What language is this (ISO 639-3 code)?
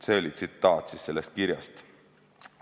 est